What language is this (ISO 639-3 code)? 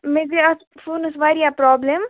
kas